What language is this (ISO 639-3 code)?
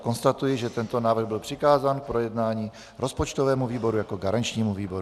ces